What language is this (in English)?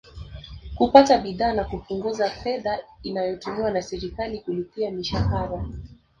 Swahili